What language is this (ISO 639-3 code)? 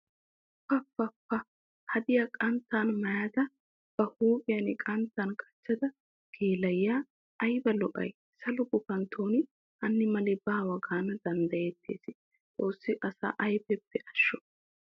wal